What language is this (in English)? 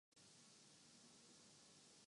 Urdu